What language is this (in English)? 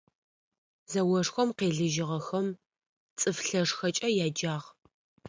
Adyghe